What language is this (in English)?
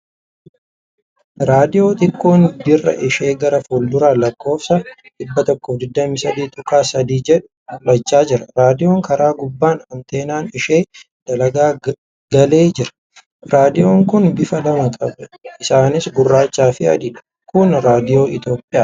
Oromo